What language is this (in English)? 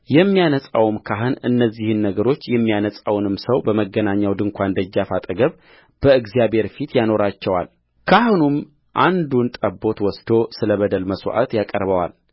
Amharic